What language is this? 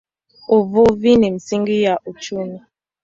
Swahili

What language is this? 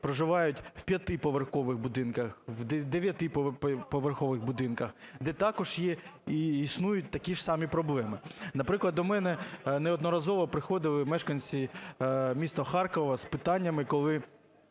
Ukrainian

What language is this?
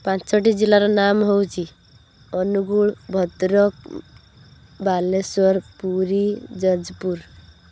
Odia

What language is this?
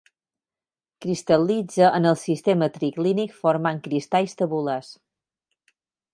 Catalan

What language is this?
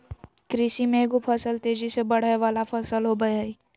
Magahi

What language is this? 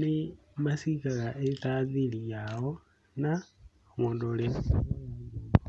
Kikuyu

